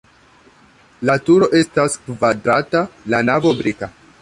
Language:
Esperanto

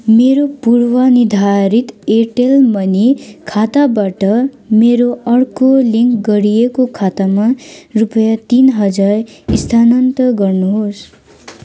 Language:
Nepali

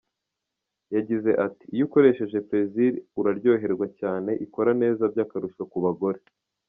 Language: Kinyarwanda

